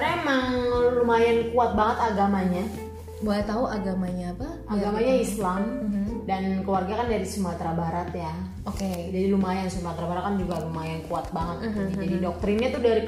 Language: Indonesian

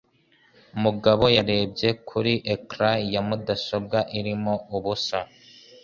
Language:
Kinyarwanda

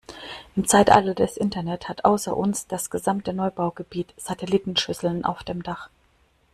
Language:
German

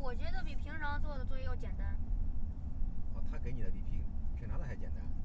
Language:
Chinese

